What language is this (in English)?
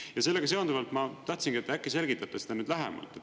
Estonian